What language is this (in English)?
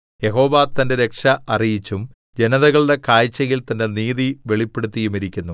Malayalam